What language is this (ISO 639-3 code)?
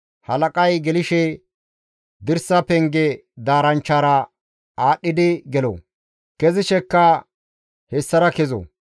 gmv